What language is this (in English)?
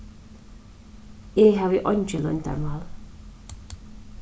Faroese